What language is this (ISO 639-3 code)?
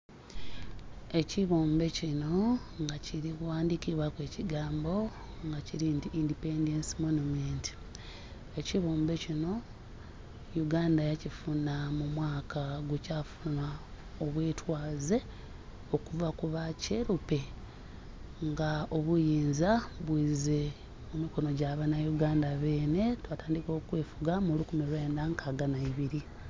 xog